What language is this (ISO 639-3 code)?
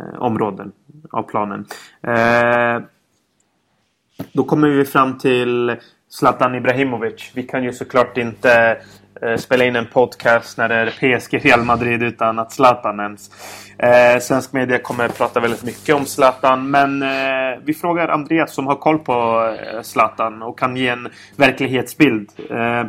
swe